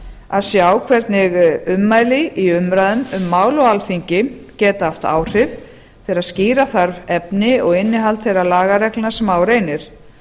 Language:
Icelandic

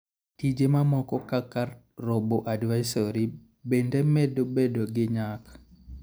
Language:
Luo (Kenya and Tanzania)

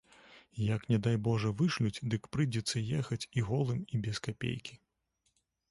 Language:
Belarusian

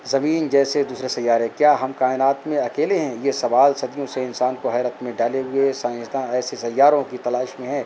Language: Urdu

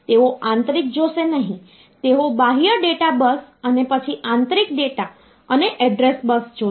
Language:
Gujarati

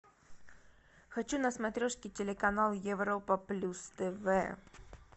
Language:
Russian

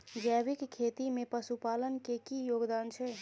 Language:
Maithili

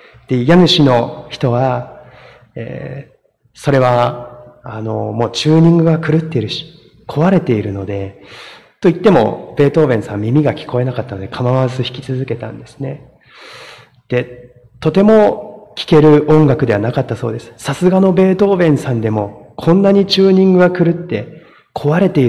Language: Japanese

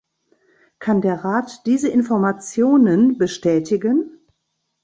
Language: German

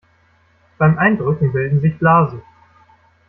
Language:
German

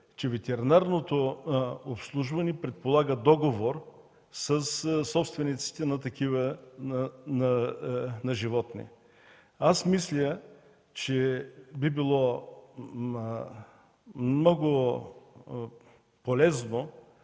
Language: Bulgarian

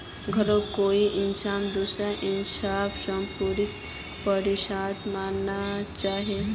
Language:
Magahi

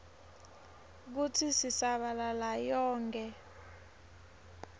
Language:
Swati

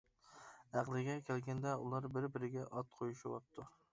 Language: Uyghur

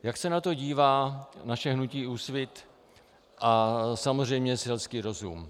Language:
Czech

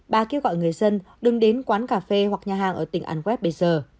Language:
Vietnamese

